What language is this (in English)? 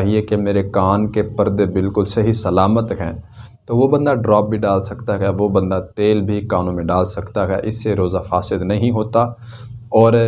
Urdu